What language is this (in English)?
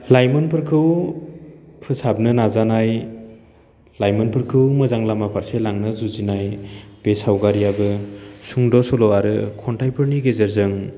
Bodo